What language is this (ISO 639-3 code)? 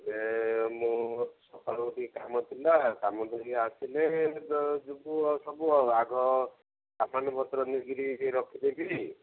ori